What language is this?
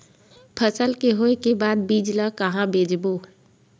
Chhattisgarhi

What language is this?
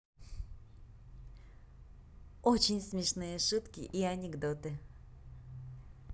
Russian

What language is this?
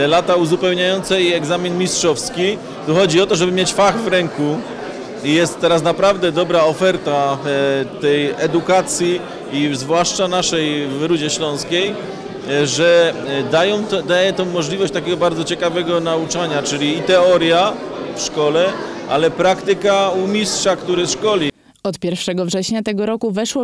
Polish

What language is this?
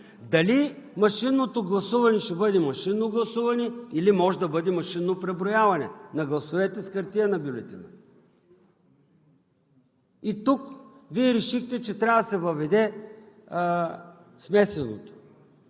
Bulgarian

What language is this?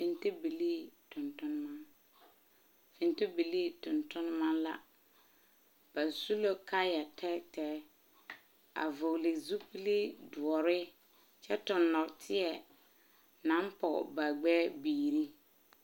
Southern Dagaare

